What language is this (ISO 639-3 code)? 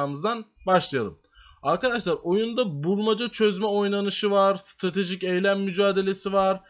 tur